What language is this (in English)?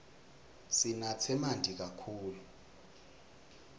Swati